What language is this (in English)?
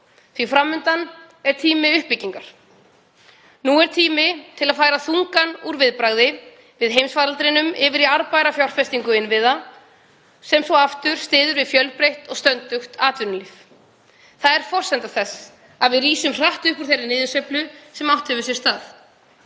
Icelandic